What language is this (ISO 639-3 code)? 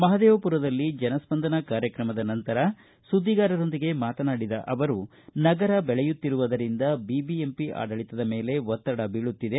kan